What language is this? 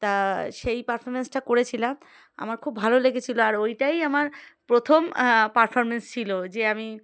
Bangla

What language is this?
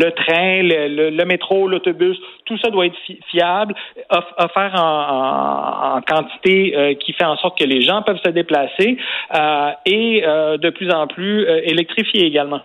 French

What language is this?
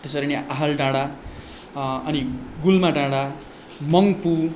Nepali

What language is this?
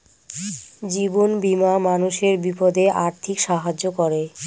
Bangla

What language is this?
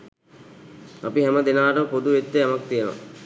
Sinhala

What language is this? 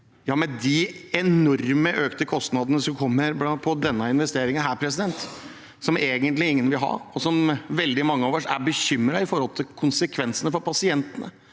Norwegian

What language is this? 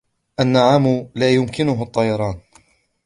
Arabic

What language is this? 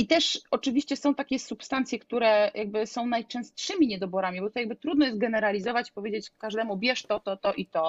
Polish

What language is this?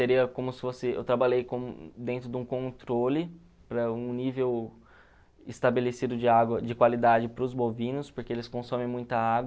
Portuguese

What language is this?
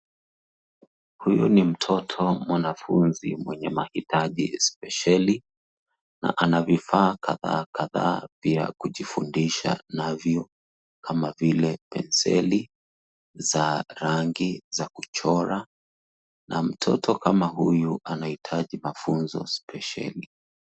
Swahili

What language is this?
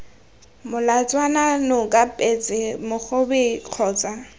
Tswana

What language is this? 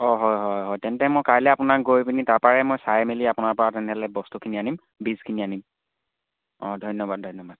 Assamese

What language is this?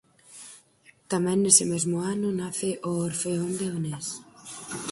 Galician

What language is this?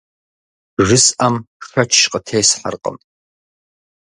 Kabardian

